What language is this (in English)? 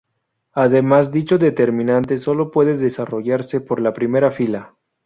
Spanish